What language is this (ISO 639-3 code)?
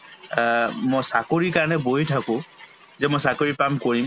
asm